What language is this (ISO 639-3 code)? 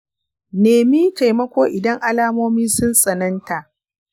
hau